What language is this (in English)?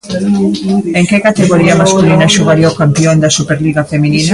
Galician